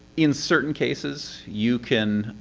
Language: English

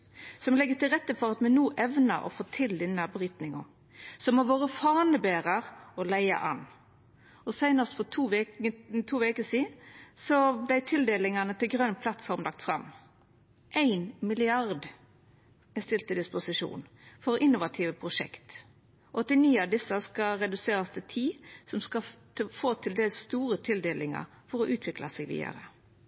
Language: Norwegian Nynorsk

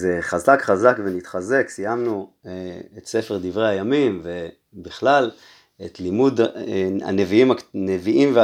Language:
Hebrew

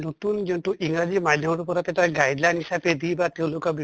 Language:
Assamese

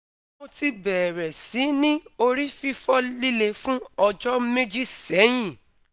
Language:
Yoruba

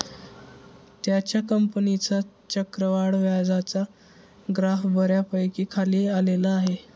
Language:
Marathi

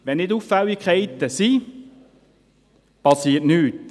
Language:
Swiss German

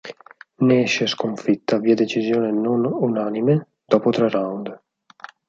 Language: Italian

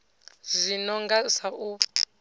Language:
Venda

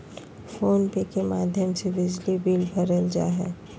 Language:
Magahi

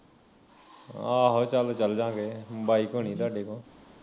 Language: Punjabi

